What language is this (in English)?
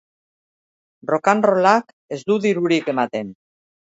Basque